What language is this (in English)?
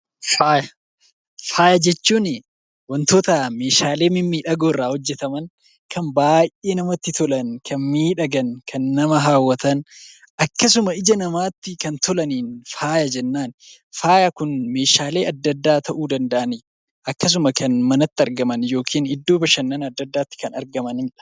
Oromo